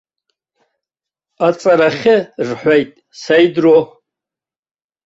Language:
Abkhazian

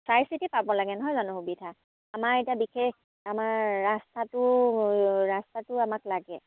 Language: Assamese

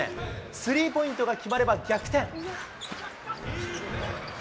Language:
Japanese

